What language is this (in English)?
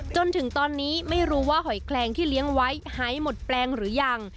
Thai